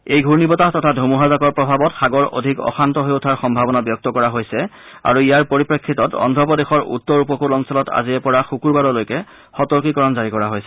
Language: Assamese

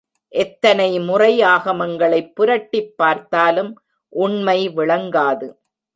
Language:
Tamil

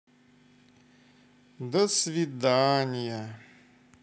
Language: Russian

